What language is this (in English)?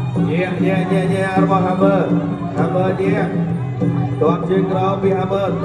Thai